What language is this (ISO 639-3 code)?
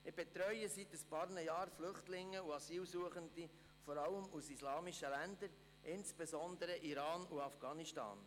gsw